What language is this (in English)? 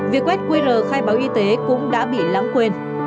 Vietnamese